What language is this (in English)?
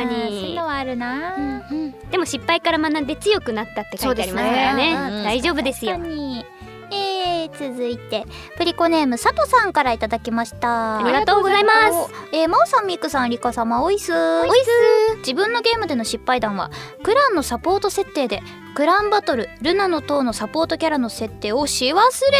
Japanese